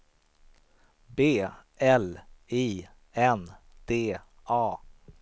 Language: Swedish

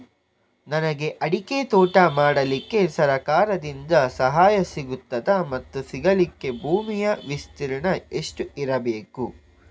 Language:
Kannada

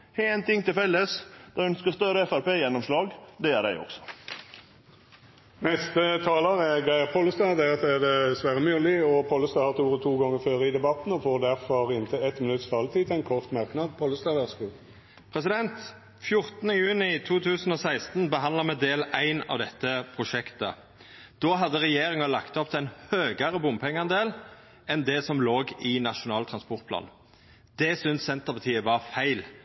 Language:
Norwegian Nynorsk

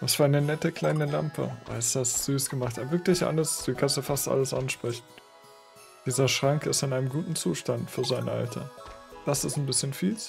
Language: German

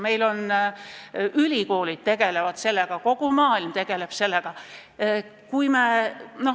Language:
Estonian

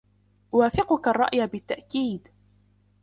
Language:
Arabic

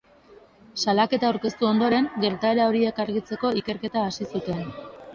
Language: Basque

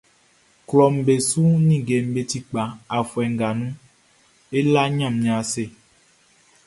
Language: Baoulé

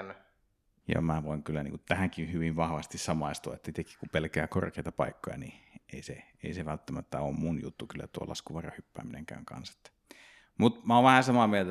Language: Finnish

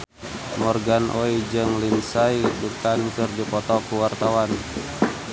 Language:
Sundanese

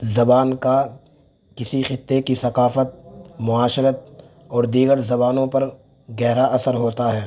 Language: Urdu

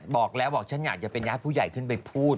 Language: Thai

